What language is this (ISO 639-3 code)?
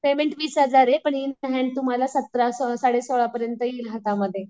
mar